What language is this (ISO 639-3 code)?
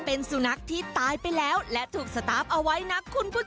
tha